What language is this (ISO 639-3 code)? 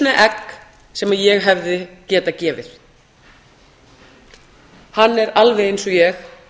isl